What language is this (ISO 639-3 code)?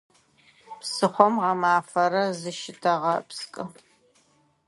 ady